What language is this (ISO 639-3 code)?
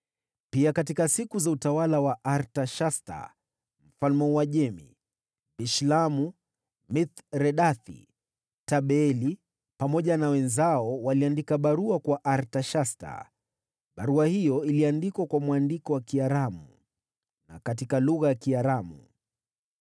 swa